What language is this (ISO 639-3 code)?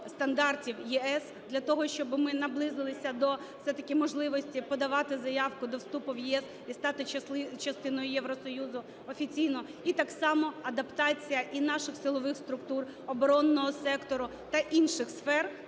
ukr